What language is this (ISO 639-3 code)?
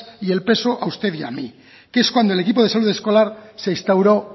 spa